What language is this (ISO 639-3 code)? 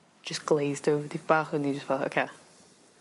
cym